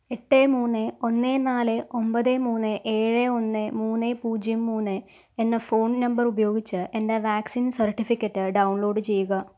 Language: Malayalam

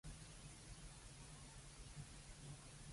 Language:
Cantonese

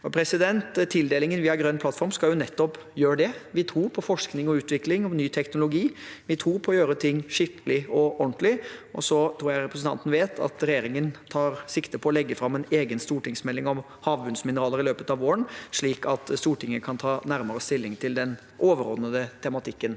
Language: Norwegian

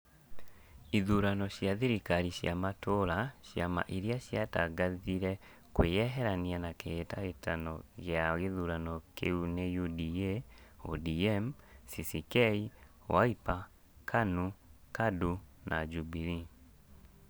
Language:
Kikuyu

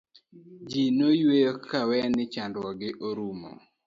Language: Luo (Kenya and Tanzania)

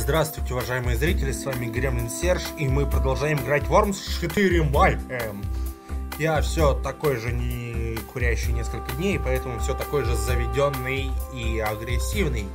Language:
Russian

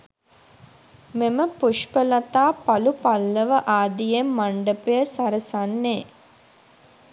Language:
Sinhala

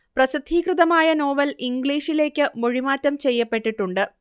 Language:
Malayalam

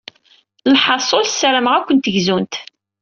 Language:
Kabyle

